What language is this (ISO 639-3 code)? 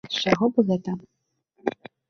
bel